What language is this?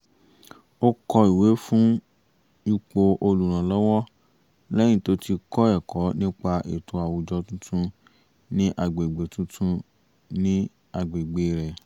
Yoruba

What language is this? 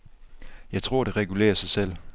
Danish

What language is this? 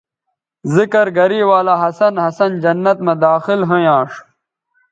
Bateri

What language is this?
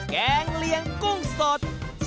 Thai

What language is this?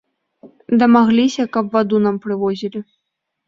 Belarusian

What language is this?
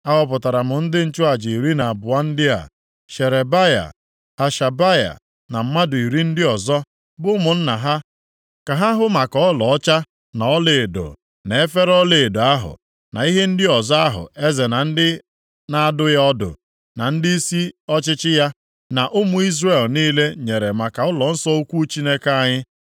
Igbo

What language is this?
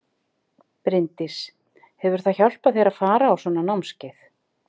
Icelandic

